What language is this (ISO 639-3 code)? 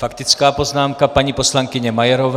ces